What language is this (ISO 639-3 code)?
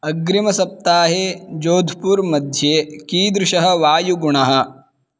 san